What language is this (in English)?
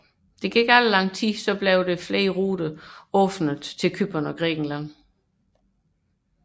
Danish